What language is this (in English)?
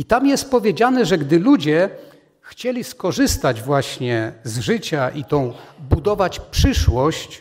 Polish